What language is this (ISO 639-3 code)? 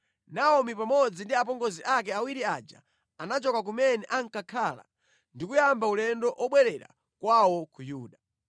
nya